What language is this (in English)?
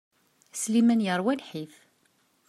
Kabyle